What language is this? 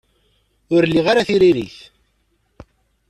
Kabyle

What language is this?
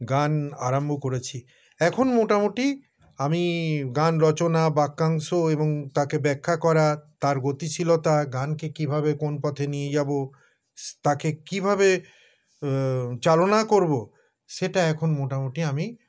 Bangla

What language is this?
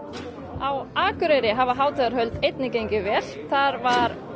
Icelandic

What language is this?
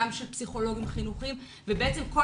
Hebrew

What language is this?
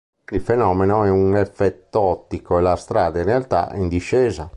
Italian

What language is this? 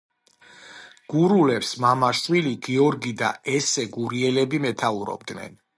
Georgian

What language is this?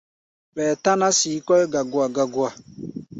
Gbaya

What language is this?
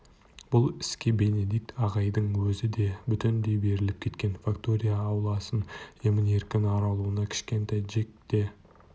Kazakh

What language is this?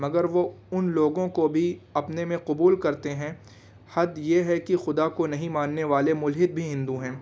Urdu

